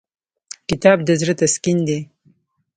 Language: Pashto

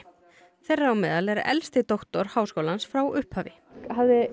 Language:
Icelandic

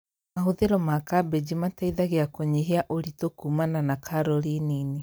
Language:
Kikuyu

